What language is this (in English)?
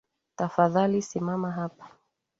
Swahili